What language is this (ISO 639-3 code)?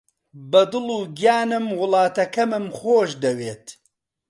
ckb